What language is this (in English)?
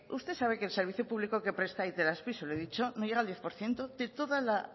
Spanish